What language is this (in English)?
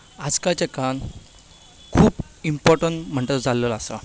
Konkani